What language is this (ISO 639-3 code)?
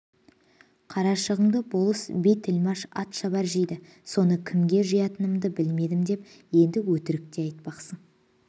kaz